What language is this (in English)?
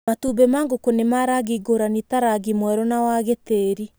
Kikuyu